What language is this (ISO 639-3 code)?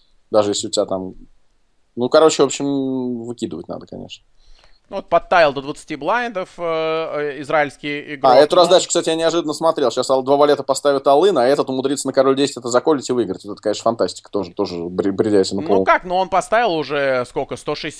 rus